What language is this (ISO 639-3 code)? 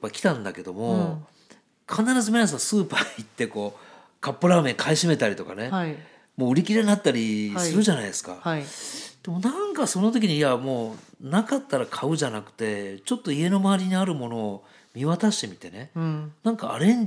jpn